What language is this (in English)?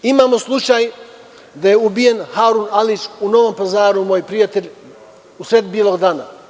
Serbian